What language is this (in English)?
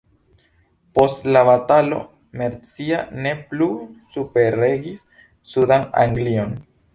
Esperanto